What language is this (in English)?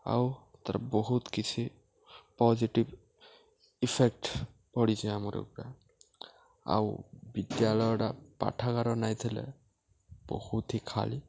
Odia